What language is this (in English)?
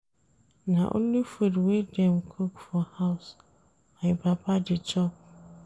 Nigerian Pidgin